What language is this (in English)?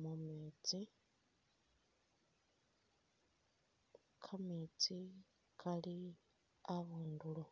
Masaaba